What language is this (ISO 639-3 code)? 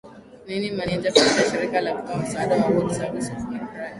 swa